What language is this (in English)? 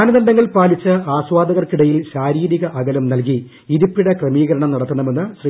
Malayalam